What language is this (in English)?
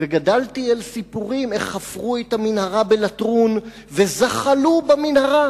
Hebrew